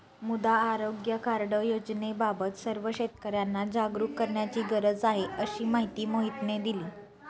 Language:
Marathi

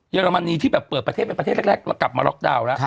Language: Thai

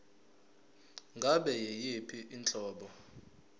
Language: Zulu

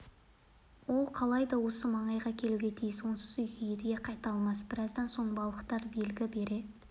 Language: Kazakh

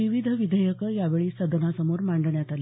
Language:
Marathi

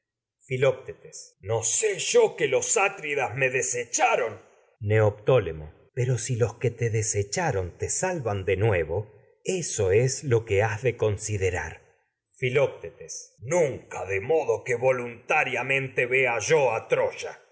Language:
Spanish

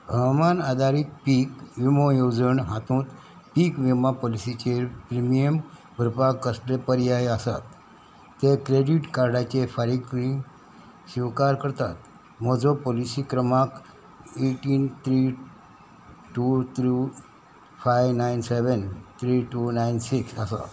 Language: Konkani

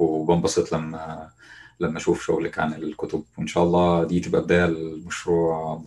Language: Arabic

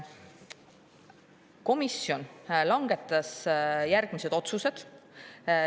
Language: Estonian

